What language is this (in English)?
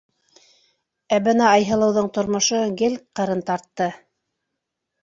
Bashkir